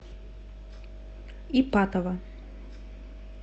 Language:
Russian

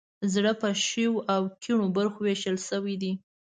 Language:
Pashto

